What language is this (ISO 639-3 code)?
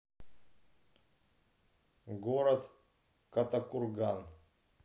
rus